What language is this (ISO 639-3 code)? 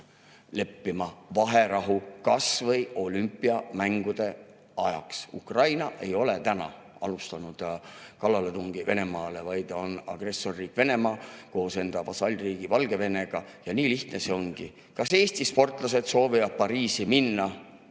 est